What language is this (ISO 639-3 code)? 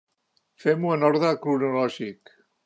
cat